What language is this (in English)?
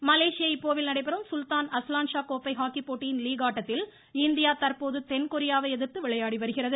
Tamil